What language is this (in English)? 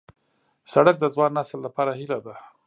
Pashto